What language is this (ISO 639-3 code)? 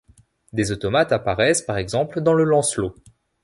fra